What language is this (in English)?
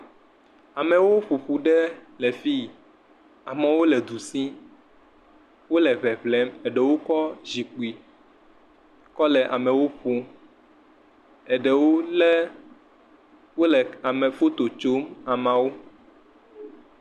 Ewe